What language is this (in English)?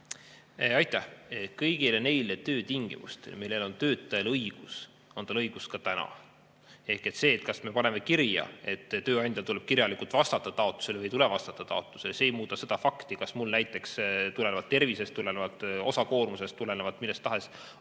Estonian